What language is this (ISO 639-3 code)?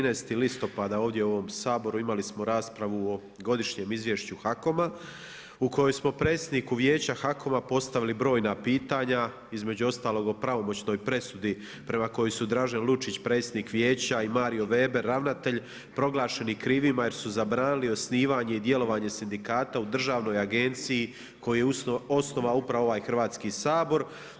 hrv